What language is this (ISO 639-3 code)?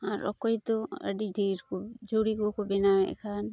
sat